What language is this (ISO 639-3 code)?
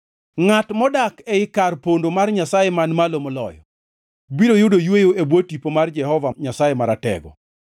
luo